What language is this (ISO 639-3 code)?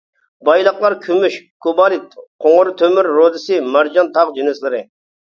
uig